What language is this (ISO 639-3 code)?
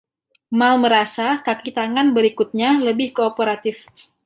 ind